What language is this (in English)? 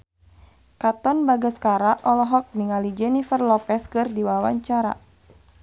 Sundanese